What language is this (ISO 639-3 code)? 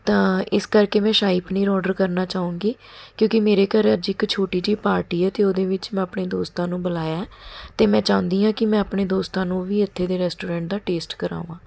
pan